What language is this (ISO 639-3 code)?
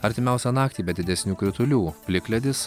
lit